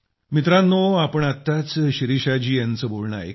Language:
Marathi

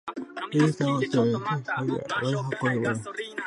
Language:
Japanese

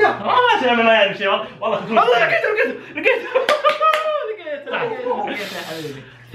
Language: Arabic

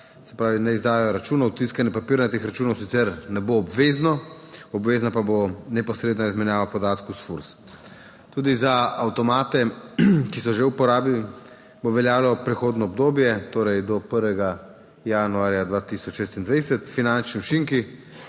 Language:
Slovenian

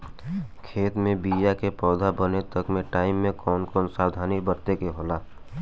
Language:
Bhojpuri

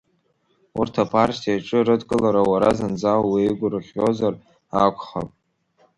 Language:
Abkhazian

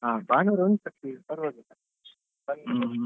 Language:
Kannada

